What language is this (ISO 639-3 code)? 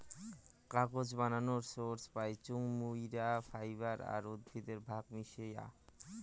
ben